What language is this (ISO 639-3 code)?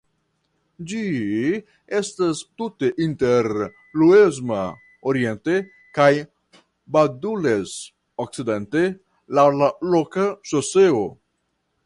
epo